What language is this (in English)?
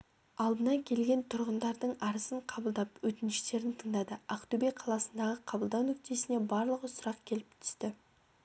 Kazakh